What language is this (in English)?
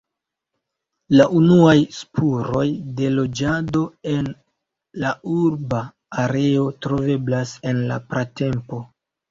Esperanto